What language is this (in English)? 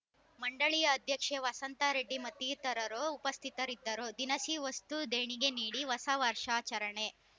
Kannada